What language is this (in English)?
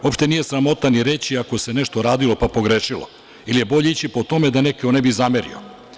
Serbian